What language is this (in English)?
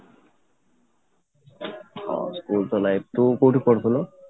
Odia